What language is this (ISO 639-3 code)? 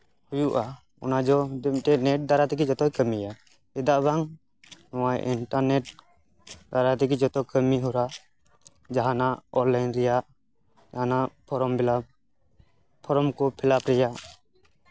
sat